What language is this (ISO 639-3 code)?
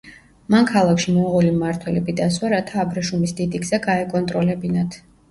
kat